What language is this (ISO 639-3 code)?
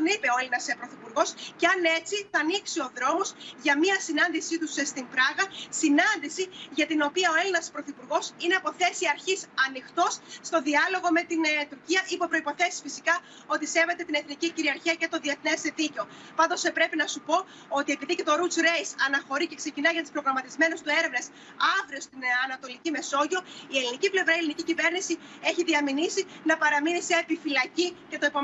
ell